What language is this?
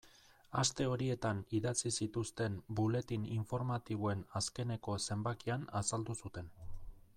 Basque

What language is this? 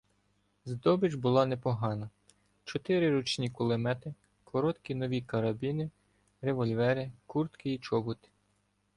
Ukrainian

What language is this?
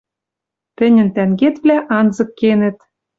Western Mari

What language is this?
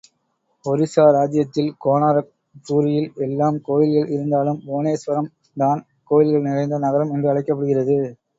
Tamil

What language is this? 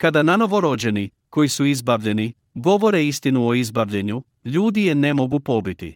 Croatian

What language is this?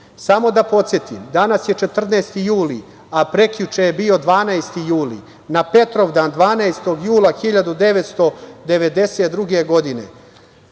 Serbian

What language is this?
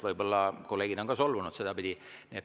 Estonian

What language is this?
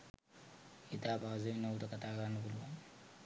Sinhala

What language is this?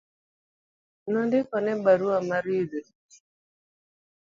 Luo (Kenya and Tanzania)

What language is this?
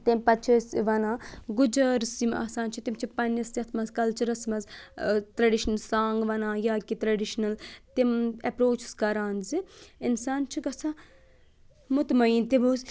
Kashmiri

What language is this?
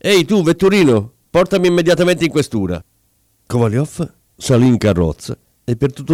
Italian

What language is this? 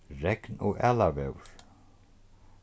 Faroese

